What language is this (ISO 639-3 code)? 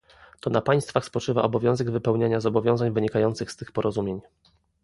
pol